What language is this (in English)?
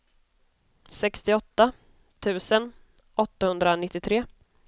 Swedish